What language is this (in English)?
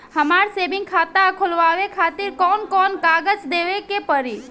Bhojpuri